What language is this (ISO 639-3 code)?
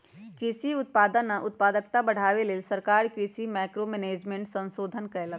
mag